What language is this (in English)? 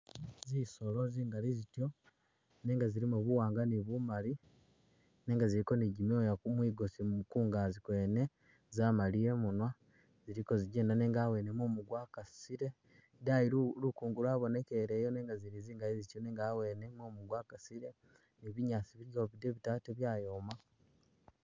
Masaaba